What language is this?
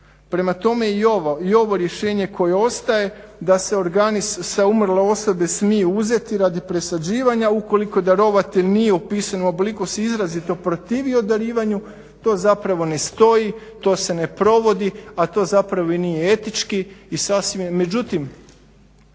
Croatian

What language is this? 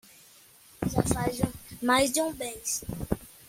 Portuguese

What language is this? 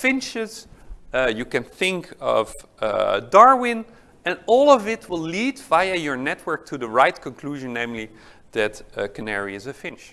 English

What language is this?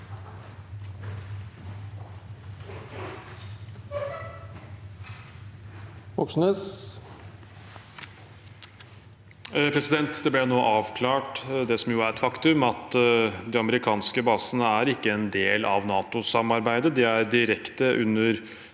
Norwegian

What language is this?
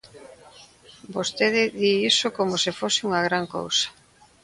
Galician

